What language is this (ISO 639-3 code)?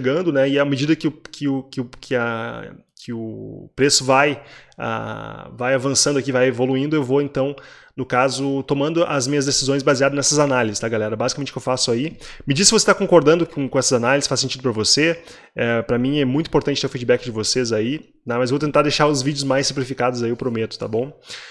por